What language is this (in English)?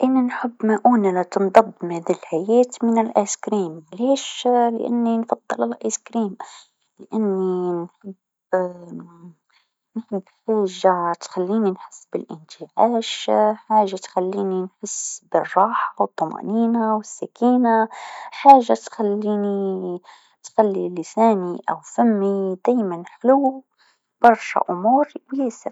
Tunisian Arabic